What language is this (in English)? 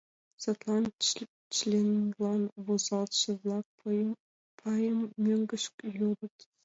Mari